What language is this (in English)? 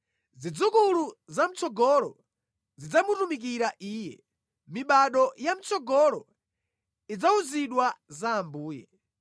Nyanja